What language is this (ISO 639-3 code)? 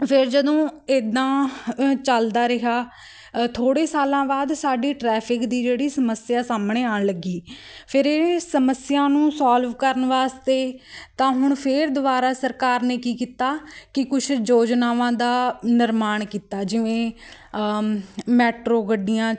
pan